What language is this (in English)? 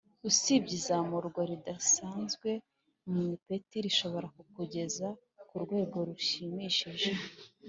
Kinyarwanda